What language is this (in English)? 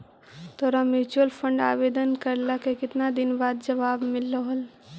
Magahi